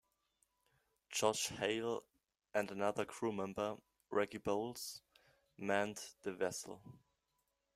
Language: English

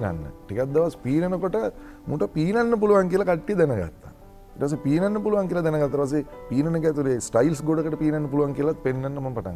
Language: Indonesian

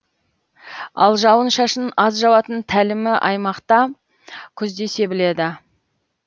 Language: Kazakh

